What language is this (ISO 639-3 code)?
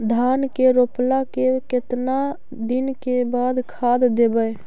mag